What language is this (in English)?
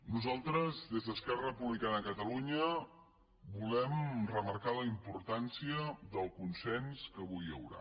Catalan